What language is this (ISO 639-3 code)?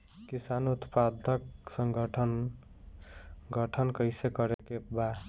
bho